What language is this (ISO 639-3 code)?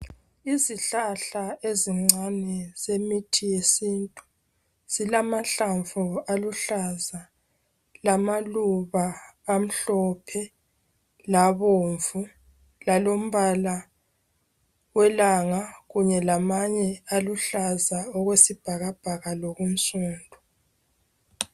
nde